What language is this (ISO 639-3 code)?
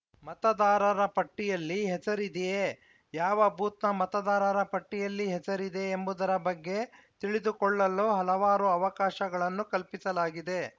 kan